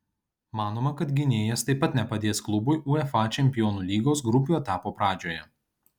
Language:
Lithuanian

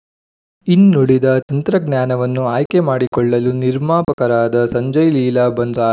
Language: Kannada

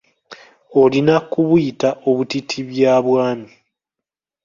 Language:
Ganda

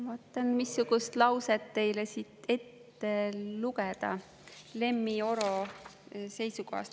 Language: Estonian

